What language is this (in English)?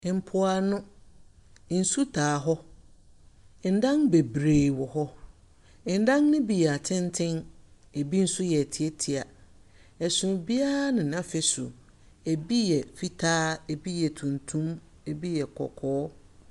Akan